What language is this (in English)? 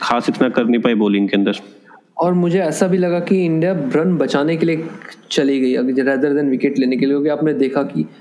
Hindi